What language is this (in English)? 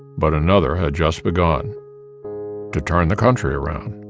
English